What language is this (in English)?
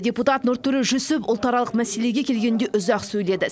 Kazakh